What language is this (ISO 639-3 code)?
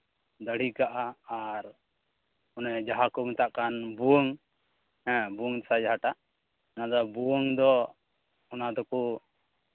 sat